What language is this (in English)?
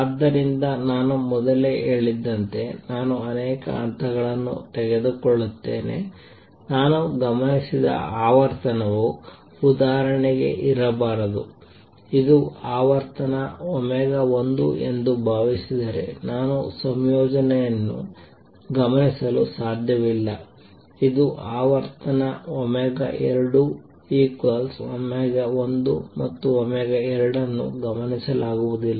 Kannada